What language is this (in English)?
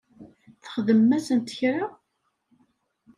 Kabyle